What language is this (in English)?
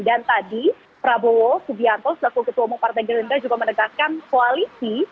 Indonesian